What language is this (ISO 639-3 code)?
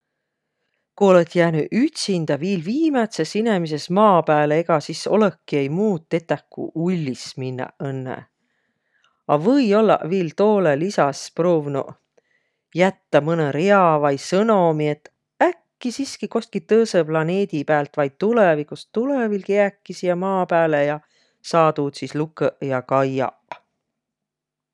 vro